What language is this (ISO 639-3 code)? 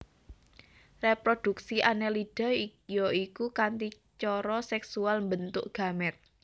jav